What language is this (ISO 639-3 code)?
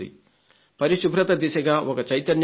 tel